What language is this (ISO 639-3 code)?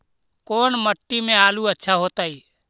mag